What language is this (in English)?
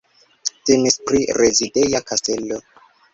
Esperanto